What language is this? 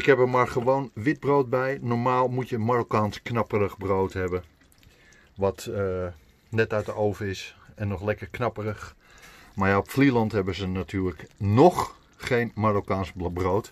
Dutch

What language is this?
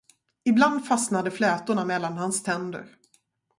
Swedish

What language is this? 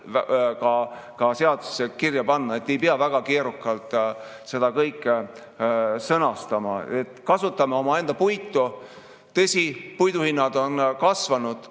Estonian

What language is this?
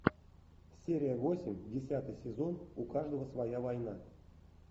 Russian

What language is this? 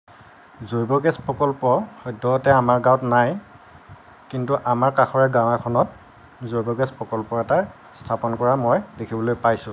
Assamese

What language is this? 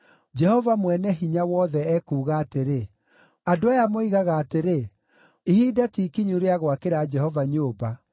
Kikuyu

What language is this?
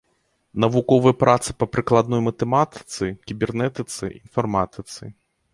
Belarusian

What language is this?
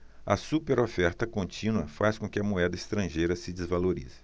Portuguese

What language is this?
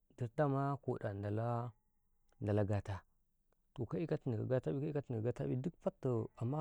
Karekare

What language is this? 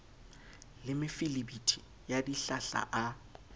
Southern Sotho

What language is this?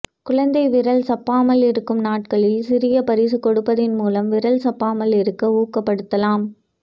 Tamil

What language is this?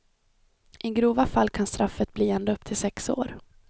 Swedish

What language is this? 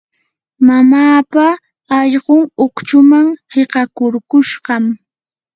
Yanahuanca Pasco Quechua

